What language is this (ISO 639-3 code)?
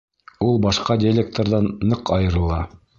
bak